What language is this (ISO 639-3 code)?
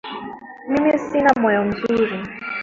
swa